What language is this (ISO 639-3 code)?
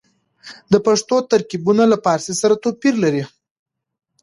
pus